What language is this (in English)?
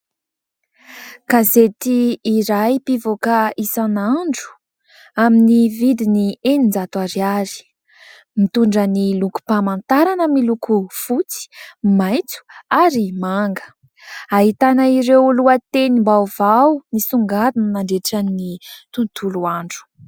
Malagasy